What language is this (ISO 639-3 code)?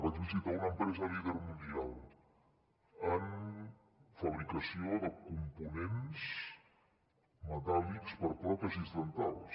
cat